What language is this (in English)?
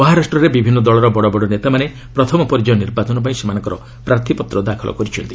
Odia